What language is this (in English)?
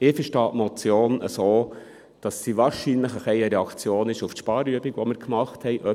Swiss German